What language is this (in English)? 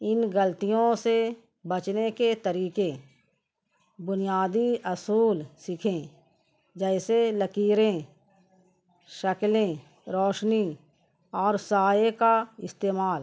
Urdu